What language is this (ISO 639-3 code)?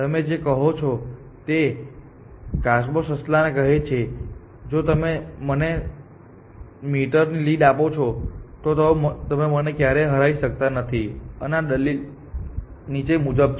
guj